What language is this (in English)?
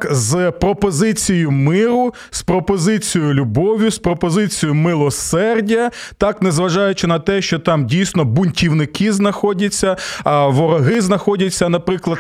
Ukrainian